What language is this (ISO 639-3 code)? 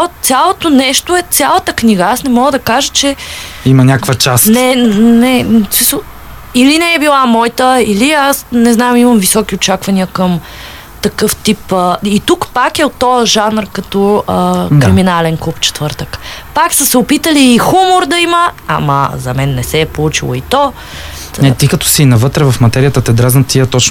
bul